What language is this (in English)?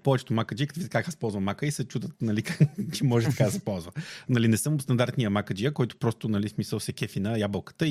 Bulgarian